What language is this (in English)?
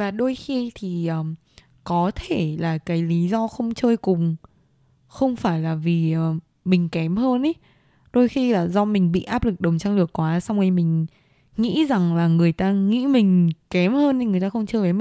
Vietnamese